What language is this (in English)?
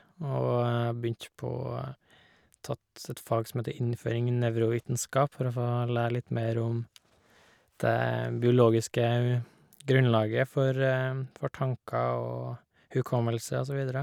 Norwegian